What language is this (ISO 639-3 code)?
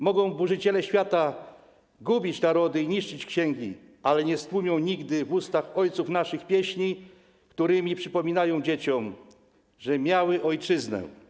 pol